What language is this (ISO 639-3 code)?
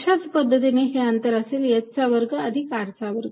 mar